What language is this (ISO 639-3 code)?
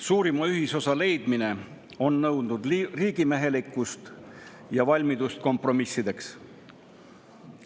est